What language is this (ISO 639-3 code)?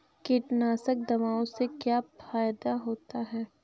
hin